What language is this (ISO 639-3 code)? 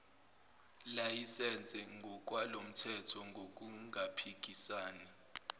zul